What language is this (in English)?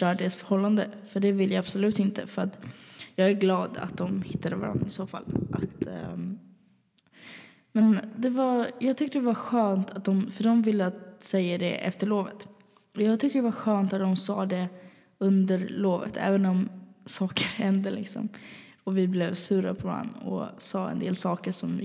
Swedish